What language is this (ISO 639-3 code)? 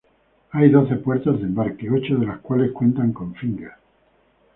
spa